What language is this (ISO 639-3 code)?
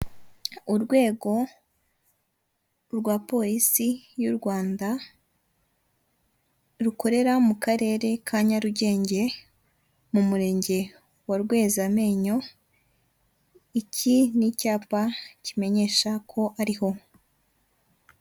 kin